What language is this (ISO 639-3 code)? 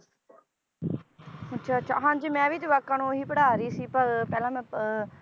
pan